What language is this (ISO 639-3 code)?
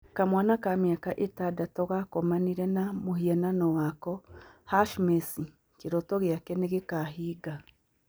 kik